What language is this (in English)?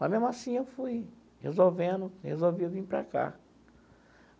Portuguese